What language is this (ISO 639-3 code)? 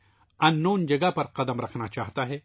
urd